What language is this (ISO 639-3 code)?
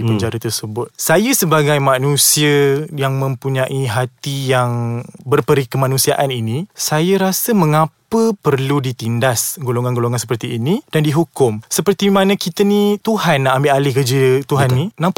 msa